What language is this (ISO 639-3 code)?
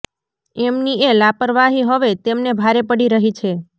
guj